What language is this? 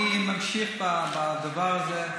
Hebrew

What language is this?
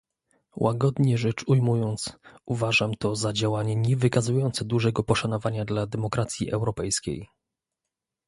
Polish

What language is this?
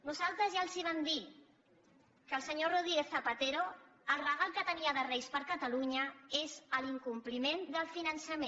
Catalan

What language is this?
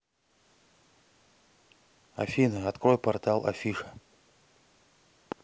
Russian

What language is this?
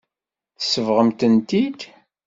Kabyle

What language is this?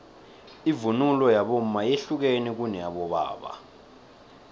South Ndebele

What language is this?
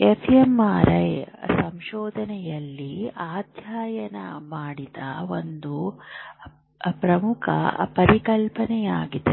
Kannada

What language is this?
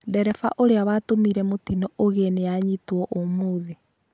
Kikuyu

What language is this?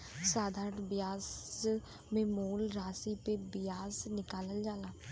Bhojpuri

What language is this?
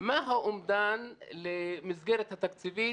Hebrew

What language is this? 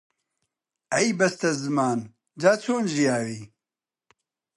Central Kurdish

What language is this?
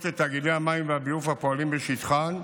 Hebrew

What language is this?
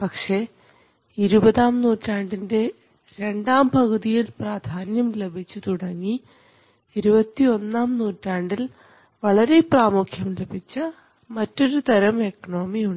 Malayalam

